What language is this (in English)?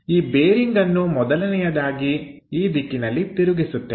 Kannada